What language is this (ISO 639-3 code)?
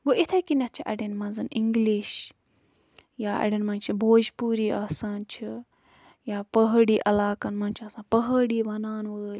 kas